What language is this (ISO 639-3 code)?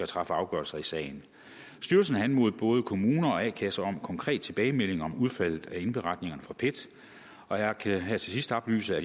dan